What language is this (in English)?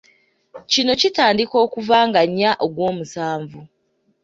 Ganda